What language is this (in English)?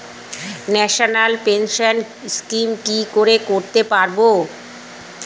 Bangla